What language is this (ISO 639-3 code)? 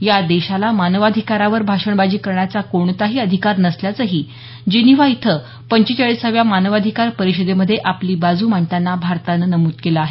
mar